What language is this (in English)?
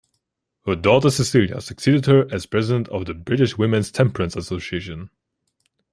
English